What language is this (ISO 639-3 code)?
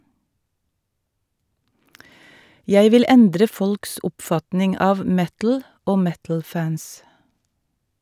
nor